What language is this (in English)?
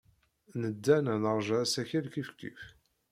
Kabyle